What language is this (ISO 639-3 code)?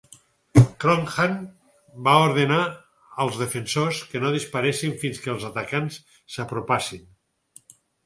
cat